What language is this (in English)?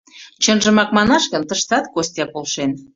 Mari